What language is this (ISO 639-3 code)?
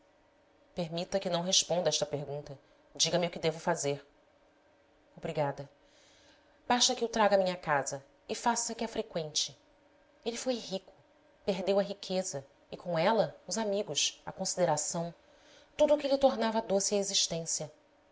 por